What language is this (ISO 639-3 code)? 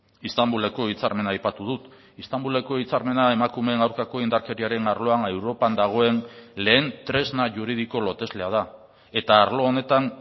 eus